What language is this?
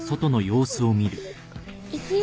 Japanese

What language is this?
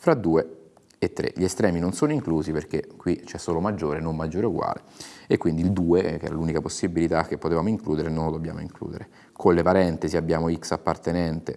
Italian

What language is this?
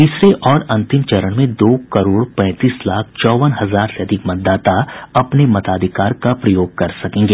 Hindi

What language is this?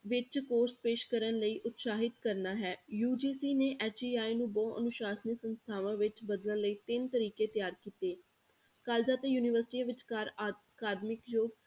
Punjabi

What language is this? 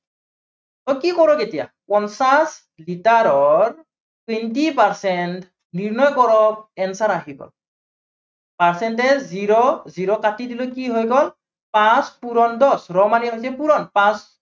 Assamese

